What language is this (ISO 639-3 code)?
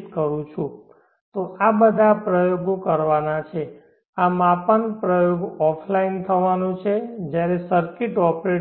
guj